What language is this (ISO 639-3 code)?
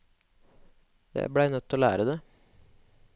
nor